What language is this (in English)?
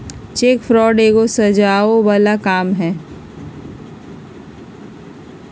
Magahi